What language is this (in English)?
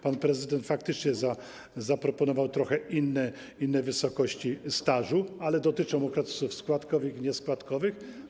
Polish